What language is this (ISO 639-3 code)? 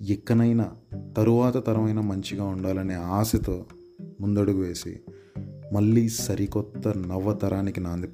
tel